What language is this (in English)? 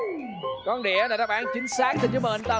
Vietnamese